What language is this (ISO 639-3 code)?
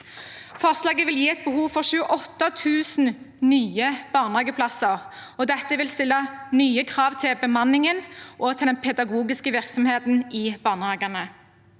nor